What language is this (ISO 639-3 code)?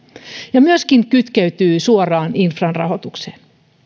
fin